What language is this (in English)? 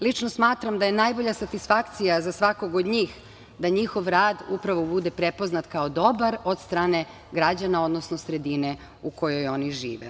Serbian